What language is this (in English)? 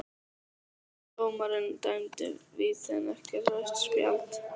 Icelandic